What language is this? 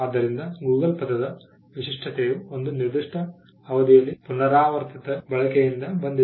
Kannada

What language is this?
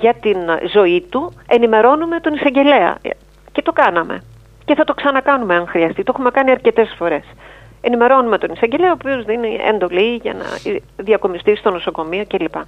Greek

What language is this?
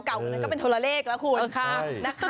Thai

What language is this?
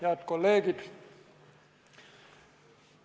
Estonian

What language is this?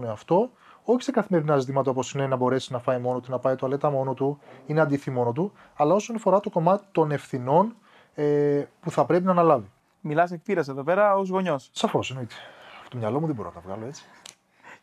Greek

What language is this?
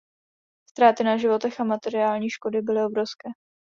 Czech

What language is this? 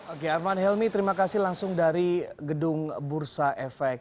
Indonesian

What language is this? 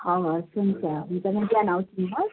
Nepali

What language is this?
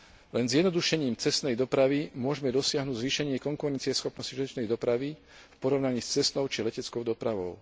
Slovak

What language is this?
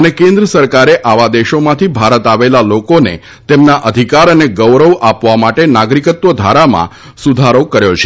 Gujarati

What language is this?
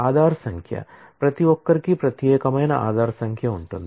Telugu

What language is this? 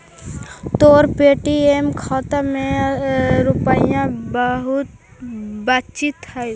Magahi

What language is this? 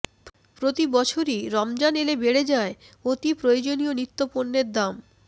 Bangla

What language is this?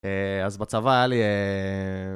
Hebrew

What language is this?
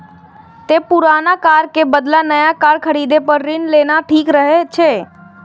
Maithili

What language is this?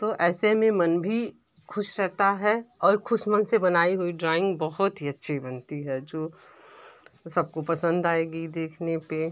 Hindi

